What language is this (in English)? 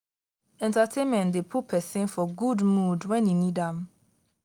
Nigerian Pidgin